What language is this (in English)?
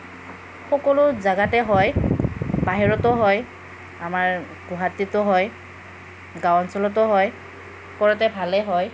Assamese